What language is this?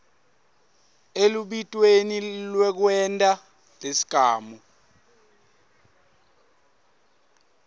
Swati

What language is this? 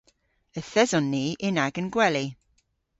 Cornish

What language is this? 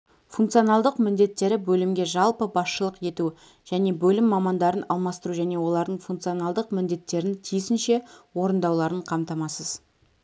Kazakh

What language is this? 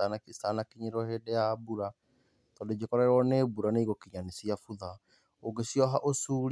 Kikuyu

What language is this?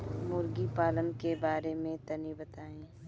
Bhojpuri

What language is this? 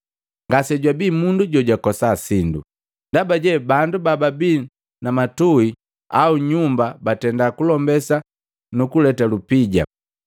Matengo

